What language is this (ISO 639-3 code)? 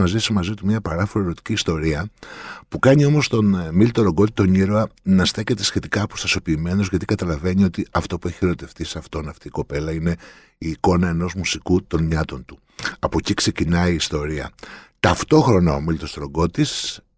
ell